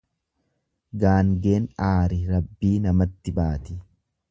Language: Oromo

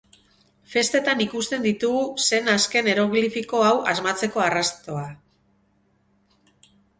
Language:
Basque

